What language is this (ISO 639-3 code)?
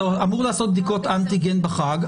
heb